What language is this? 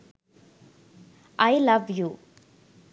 Sinhala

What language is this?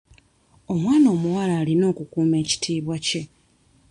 Ganda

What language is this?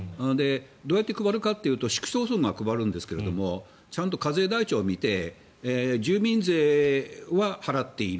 Japanese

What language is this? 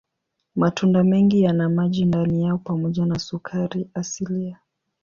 Swahili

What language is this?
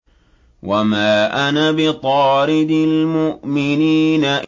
Arabic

